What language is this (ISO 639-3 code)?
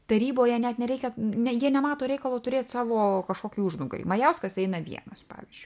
lit